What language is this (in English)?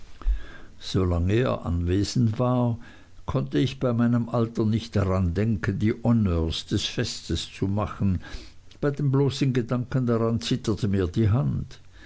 German